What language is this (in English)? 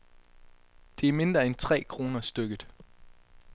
Danish